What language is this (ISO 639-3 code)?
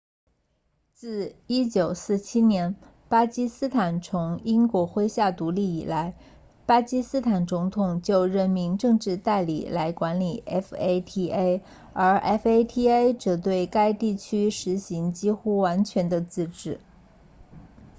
zho